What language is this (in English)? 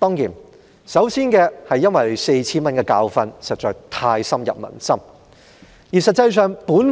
Cantonese